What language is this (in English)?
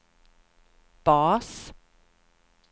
Swedish